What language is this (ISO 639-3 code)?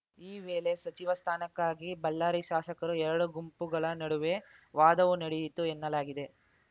kan